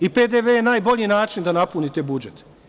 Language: Serbian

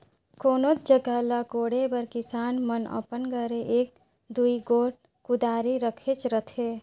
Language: Chhattisgarhi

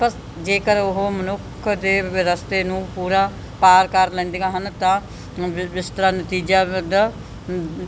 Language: Punjabi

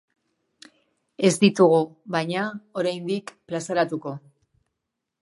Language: Basque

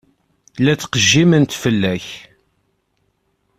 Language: Kabyle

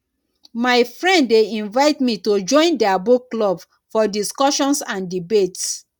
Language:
Nigerian Pidgin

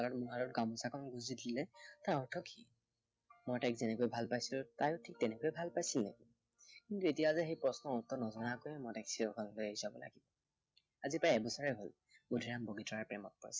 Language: Assamese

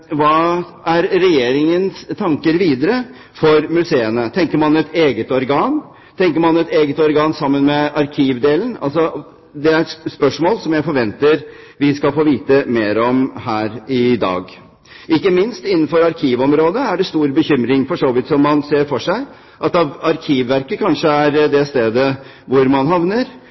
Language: Norwegian Bokmål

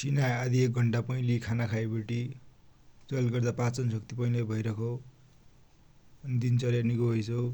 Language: Dotyali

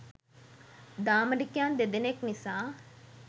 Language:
Sinhala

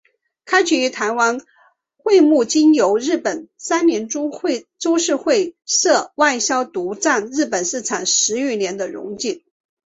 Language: Chinese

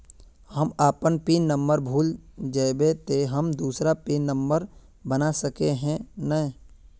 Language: Magahi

